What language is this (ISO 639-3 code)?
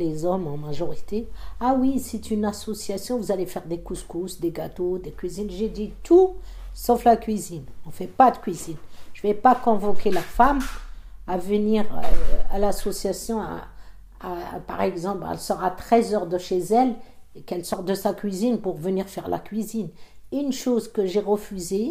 fra